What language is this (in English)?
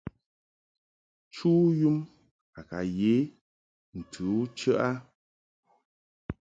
Mungaka